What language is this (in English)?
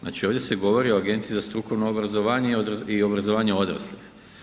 Croatian